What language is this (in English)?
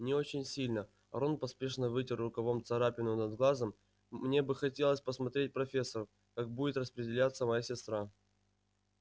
Russian